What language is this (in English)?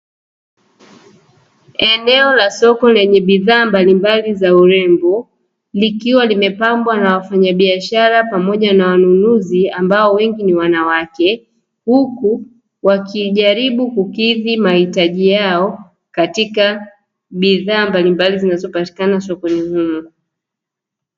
Swahili